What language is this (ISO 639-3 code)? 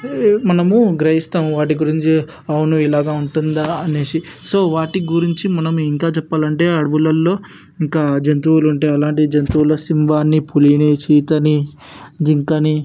tel